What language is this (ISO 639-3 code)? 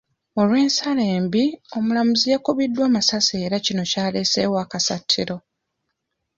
lug